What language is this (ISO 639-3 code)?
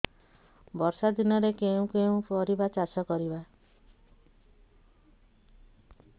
ori